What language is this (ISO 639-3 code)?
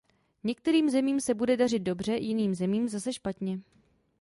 ces